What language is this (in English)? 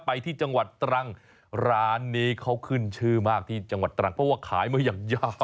Thai